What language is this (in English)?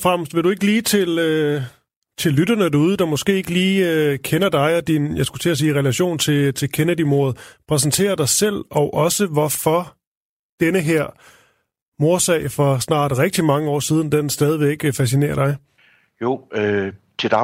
Danish